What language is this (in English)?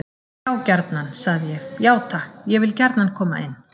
Icelandic